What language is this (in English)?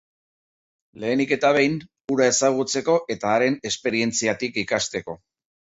Basque